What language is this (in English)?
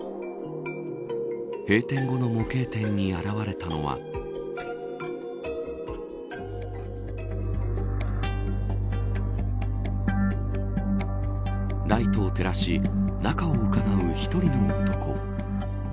Japanese